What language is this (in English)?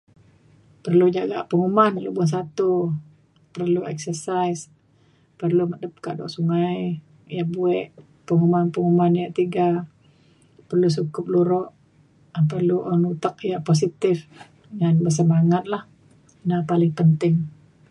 Mainstream Kenyah